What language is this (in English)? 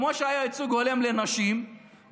Hebrew